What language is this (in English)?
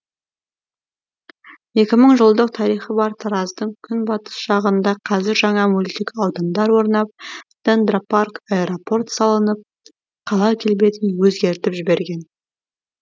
Kazakh